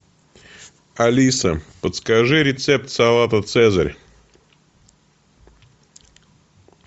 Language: Russian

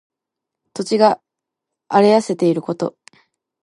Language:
Japanese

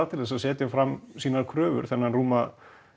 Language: Icelandic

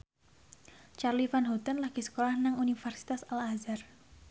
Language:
Javanese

